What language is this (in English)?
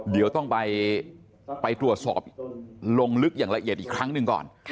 Thai